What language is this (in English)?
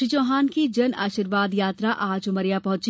Hindi